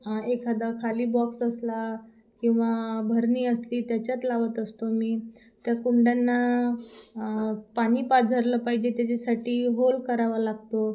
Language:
Marathi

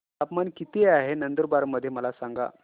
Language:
Marathi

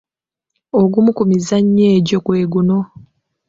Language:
Ganda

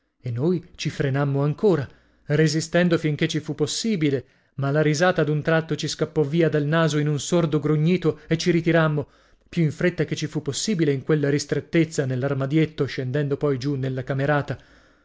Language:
Italian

